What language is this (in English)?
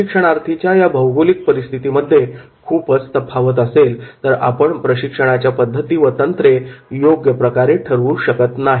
Marathi